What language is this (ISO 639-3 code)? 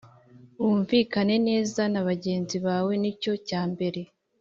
kin